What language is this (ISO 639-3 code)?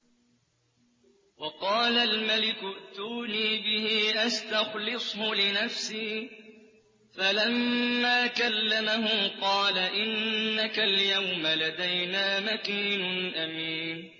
ara